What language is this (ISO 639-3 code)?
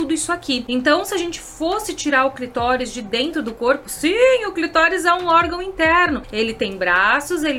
por